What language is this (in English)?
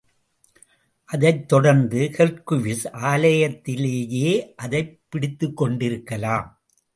Tamil